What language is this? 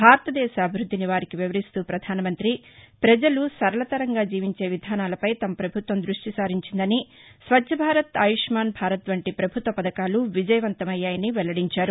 Telugu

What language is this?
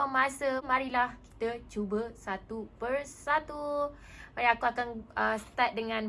Malay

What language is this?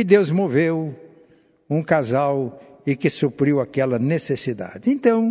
Portuguese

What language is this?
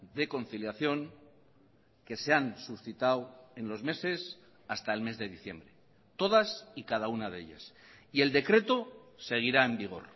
Spanish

